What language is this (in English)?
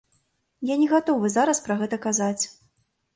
Belarusian